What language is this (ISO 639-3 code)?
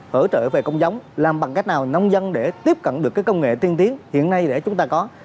vie